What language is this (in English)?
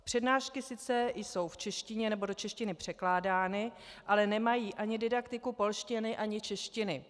Czech